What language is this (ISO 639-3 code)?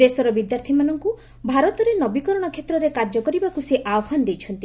ori